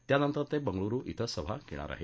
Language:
Marathi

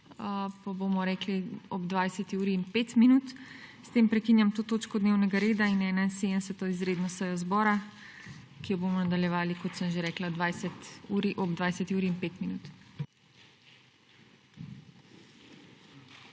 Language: Slovenian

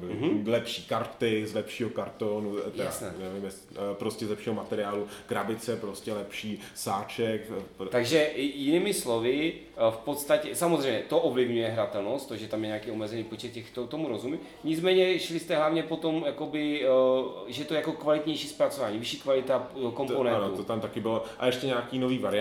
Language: Czech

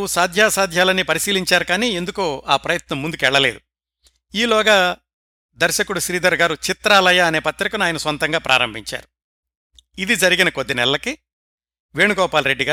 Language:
Telugu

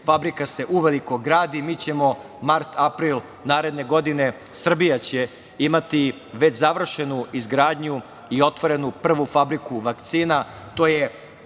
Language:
Serbian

